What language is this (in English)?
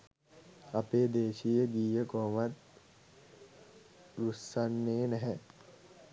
Sinhala